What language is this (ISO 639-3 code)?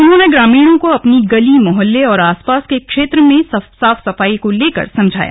hin